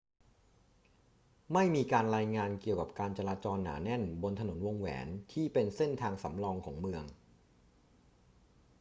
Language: Thai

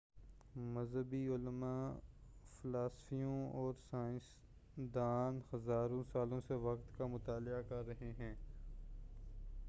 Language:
Urdu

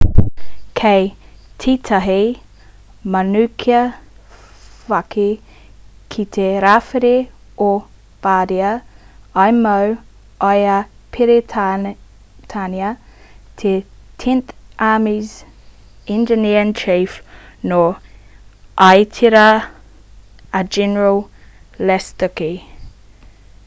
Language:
Māori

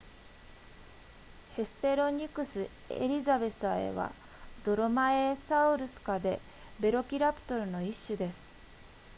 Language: Japanese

